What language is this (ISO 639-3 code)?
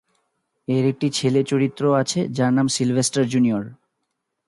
ben